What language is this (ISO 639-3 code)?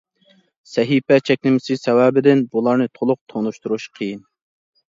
uig